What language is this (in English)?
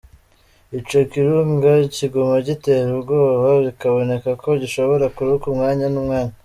Kinyarwanda